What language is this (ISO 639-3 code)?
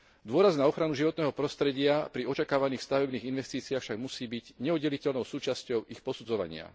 slk